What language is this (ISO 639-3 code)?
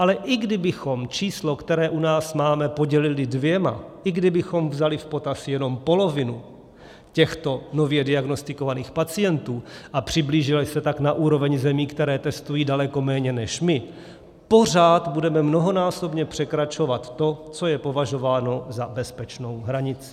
ces